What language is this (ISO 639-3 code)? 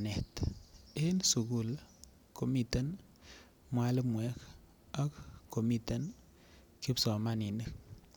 kln